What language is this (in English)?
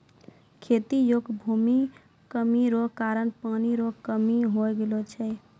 Maithili